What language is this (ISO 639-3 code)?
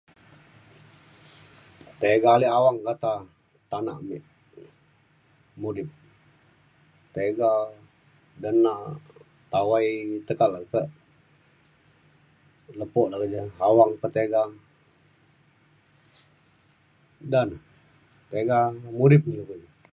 xkl